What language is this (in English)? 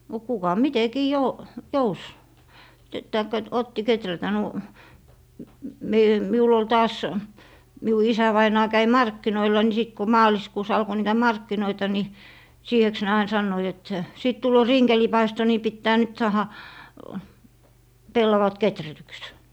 Finnish